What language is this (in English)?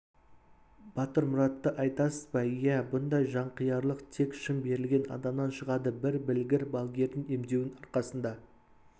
Kazakh